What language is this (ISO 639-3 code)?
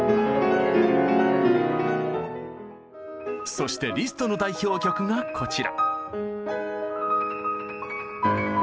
jpn